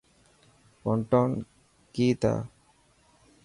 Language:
Dhatki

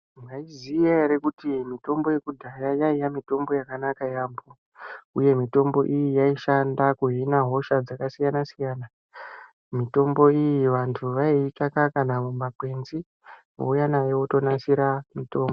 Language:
Ndau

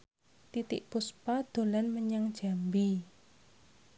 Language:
Javanese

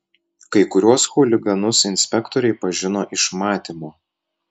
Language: Lithuanian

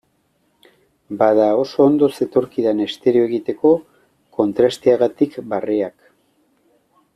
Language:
Basque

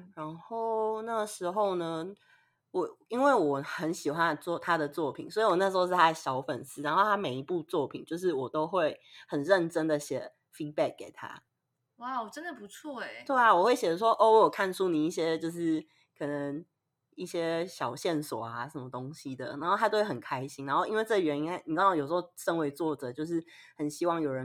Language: Chinese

